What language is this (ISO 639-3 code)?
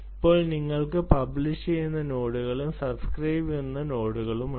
mal